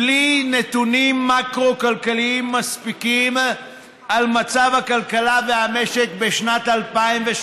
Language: Hebrew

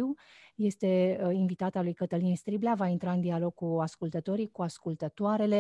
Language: Romanian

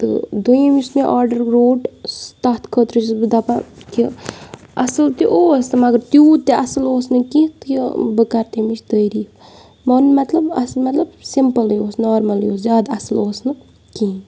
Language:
Kashmiri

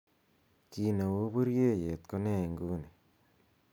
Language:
Kalenjin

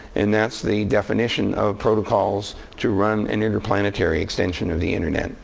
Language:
English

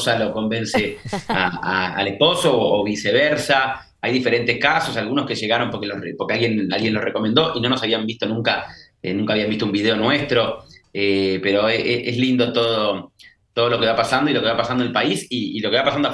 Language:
Spanish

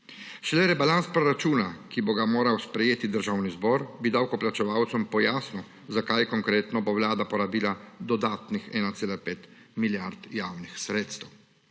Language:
Slovenian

